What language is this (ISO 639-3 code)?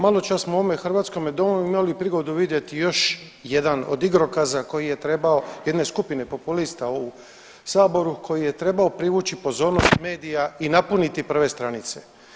hrv